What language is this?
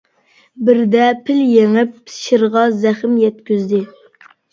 Uyghur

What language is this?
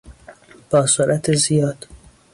Persian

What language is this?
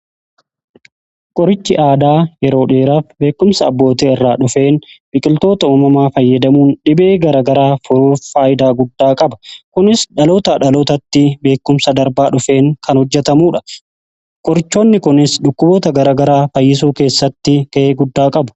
Oromo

